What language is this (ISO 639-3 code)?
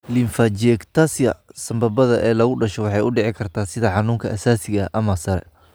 som